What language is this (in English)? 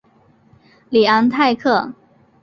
Chinese